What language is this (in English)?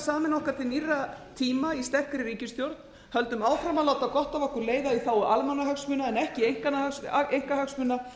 Icelandic